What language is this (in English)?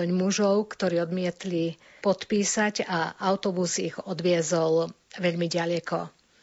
Slovak